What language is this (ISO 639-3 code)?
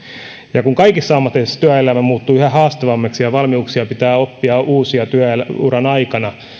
fin